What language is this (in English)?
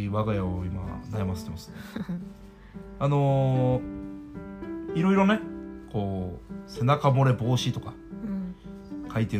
Japanese